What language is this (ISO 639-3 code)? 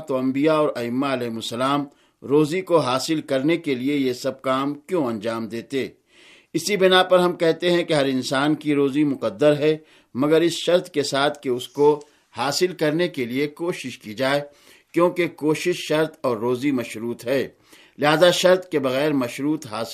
urd